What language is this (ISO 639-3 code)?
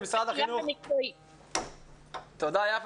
heb